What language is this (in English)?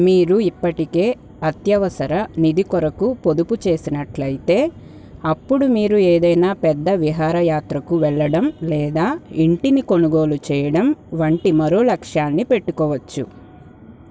Telugu